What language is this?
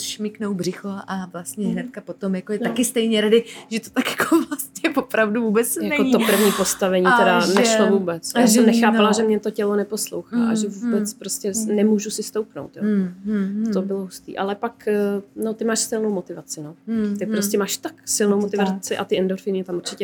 Czech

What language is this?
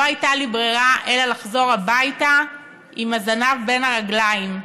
Hebrew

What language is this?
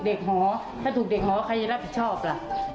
Thai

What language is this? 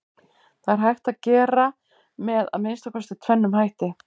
Icelandic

